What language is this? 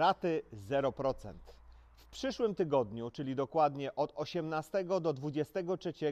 Polish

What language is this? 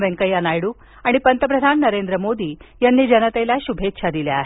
Marathi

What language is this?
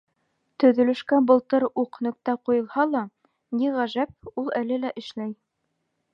Bashkir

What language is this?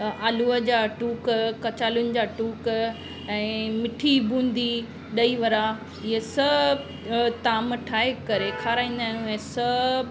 Sindhi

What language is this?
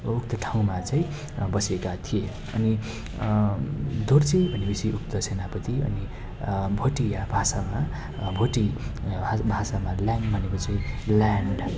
Nepali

